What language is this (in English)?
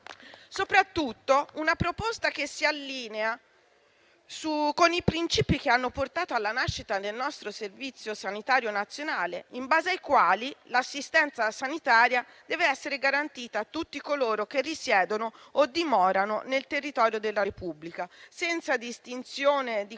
Italian